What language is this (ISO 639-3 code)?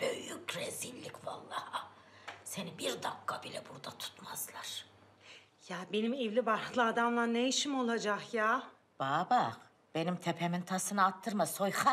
tur